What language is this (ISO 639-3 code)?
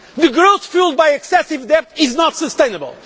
eng